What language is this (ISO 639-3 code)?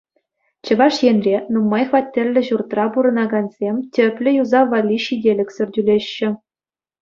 chv